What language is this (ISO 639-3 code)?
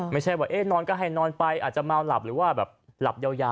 tha